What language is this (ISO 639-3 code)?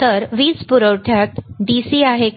mar